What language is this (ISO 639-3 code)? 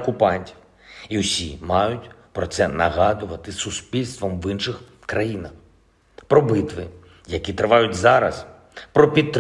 ukr